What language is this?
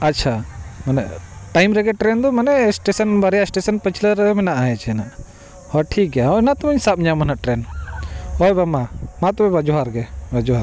Santali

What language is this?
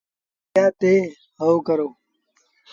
Sindhi Bhil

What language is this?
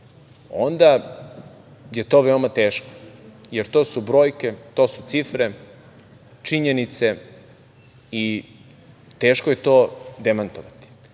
Serbian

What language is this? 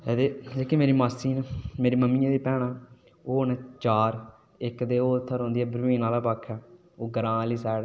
Dogri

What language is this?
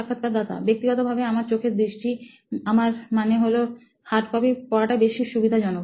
Bangla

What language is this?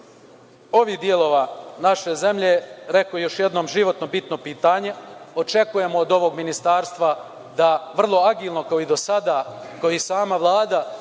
Serbian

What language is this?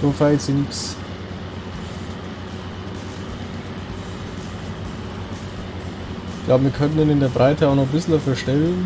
German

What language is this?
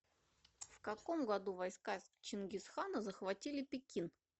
Russian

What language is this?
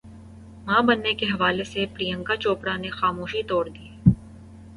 Urdu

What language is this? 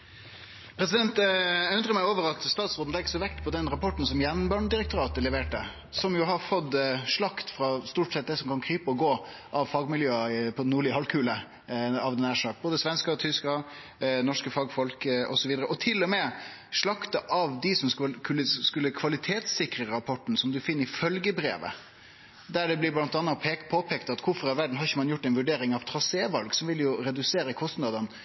Norwegian Nynorsk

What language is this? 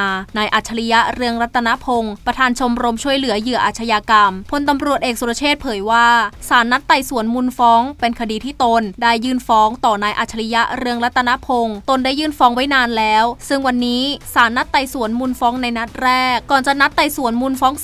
Thai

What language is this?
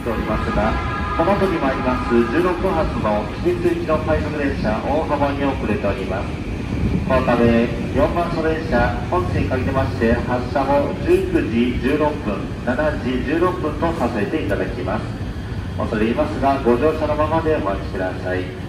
Japanese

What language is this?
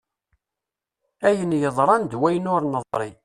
Kabyle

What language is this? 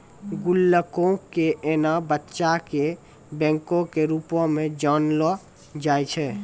Maithili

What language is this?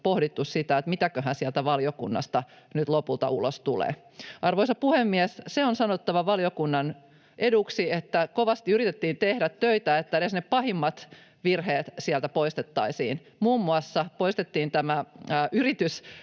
Finnish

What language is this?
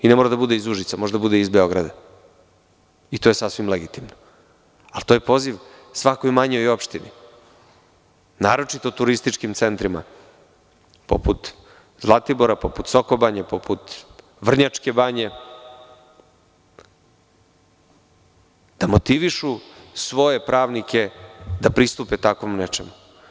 Serbian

